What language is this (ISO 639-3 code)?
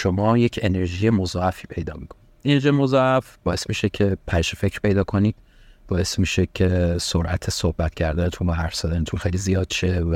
fas